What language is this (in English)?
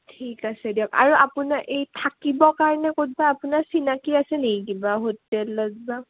Assamese